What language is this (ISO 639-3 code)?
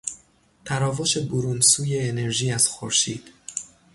fas